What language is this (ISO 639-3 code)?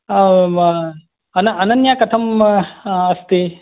san